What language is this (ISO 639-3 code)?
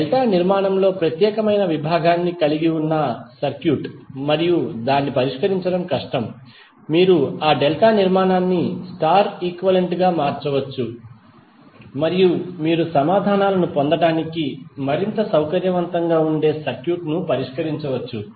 tel